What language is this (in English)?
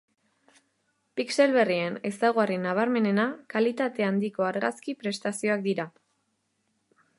Basque